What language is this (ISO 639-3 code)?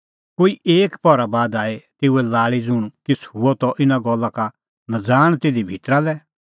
kfx